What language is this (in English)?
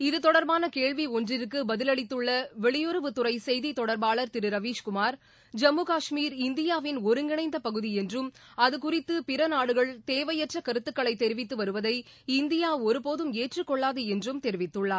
Tamil